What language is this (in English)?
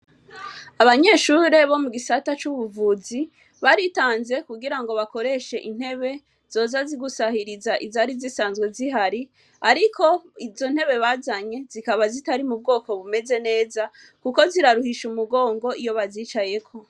Rundi